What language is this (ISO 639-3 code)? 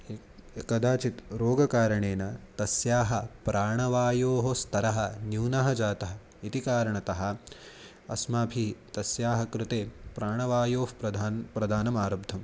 san